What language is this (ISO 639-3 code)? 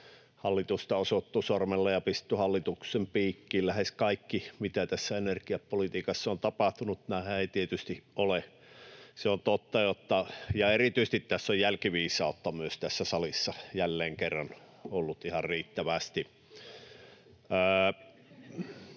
fin